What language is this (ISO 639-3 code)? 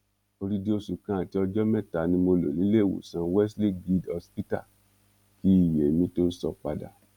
yor